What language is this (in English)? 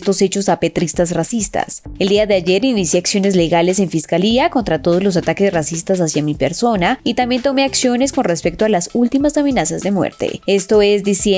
Spanish